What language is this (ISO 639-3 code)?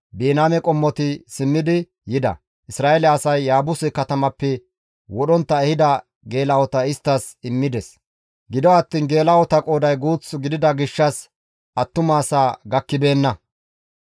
gmv